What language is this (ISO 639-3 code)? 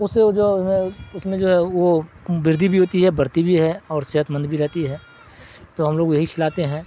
urd